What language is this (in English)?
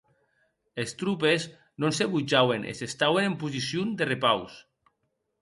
Occitan